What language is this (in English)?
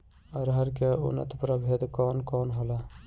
Bhojpuri